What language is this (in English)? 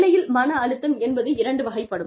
Tamil